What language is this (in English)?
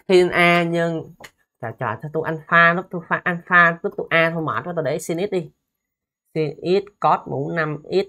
Vietnamese